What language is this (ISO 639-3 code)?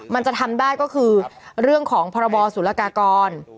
tha